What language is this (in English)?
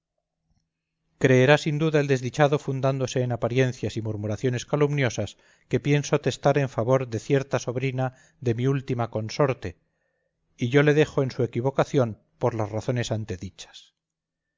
Spanish